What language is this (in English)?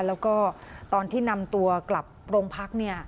Thai